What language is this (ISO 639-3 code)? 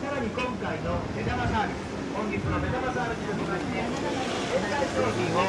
jpn